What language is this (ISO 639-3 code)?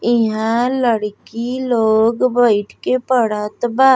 bho